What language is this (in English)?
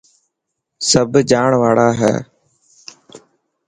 Dhatki